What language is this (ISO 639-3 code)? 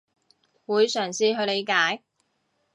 yue